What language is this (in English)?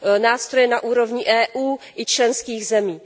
Czech